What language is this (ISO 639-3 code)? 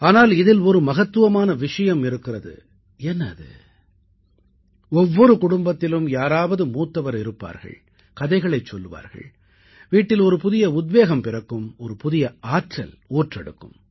tam